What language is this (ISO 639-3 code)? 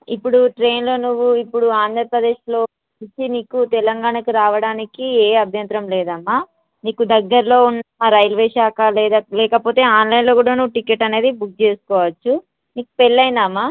tel